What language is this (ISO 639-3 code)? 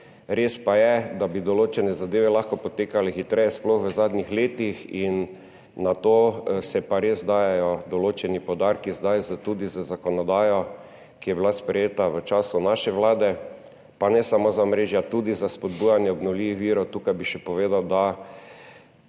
slv